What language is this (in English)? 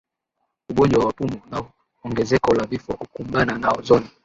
Swahili